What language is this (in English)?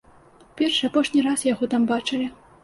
Belarusian